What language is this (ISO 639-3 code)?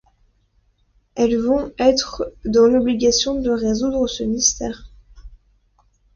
fra